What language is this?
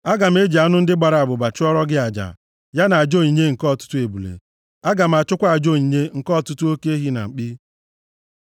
Igbo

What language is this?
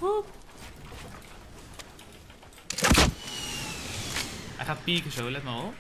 Dutch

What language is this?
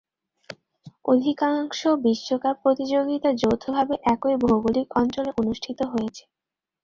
Bangla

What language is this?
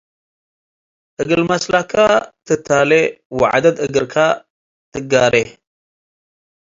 Tigre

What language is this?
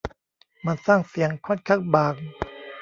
Thai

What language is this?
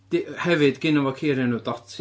Welsh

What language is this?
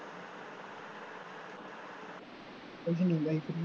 Punjabi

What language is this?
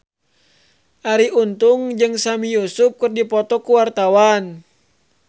Sundanese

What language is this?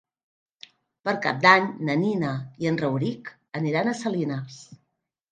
Catalan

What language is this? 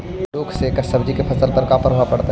Magahi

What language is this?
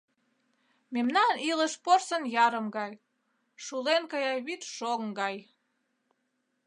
Mari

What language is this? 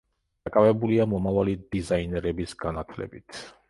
Georgian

